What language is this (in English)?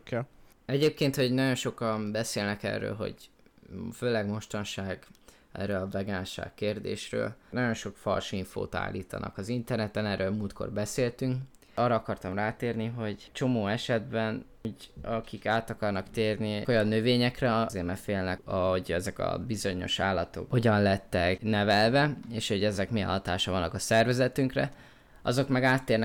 Hungarian